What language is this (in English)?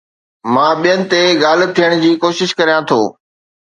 Sindhi